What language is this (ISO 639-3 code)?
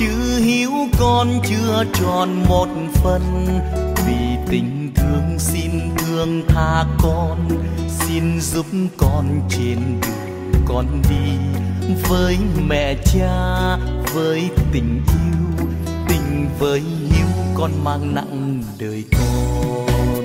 vie